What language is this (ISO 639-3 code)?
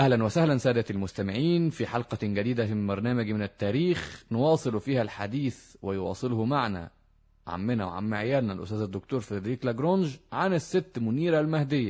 ara